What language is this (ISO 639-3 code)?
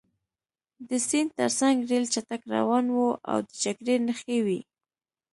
pus